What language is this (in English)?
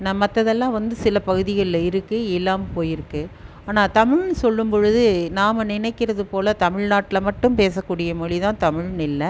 Tamil